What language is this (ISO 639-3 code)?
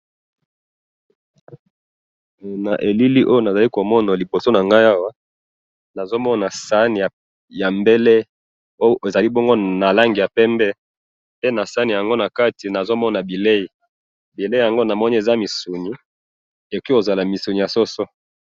lin